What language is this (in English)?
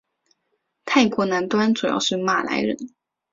Chinese